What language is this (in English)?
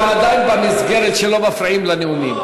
Hebrew